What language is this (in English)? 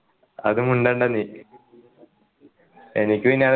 Malayalam